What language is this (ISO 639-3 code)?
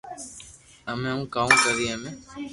lrk